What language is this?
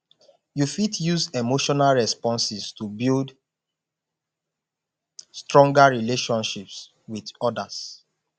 Nigerian Pidgin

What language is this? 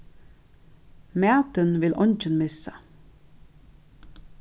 Faroese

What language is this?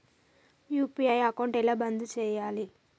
Telugu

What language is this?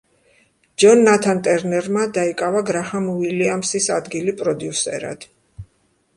Georgian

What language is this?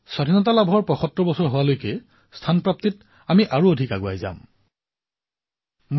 Assamese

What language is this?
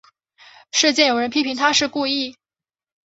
Chinese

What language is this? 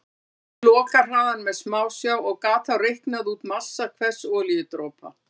Icelandic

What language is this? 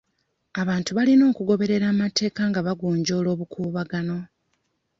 Ganda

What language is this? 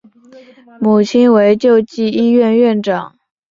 Chinese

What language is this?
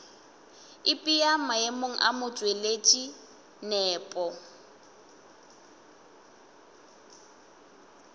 Northern Sotho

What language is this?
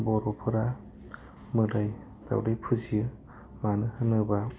Bodo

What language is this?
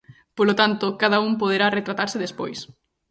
Galician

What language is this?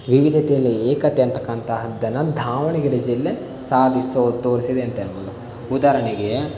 Kannada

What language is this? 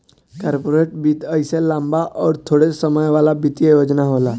Bhojpuri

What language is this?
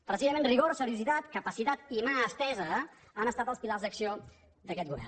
Catalan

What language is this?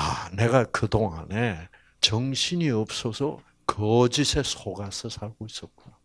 Korean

